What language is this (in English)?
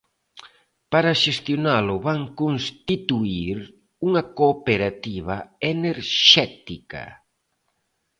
Galician